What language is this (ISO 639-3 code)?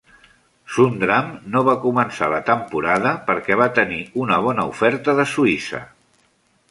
cat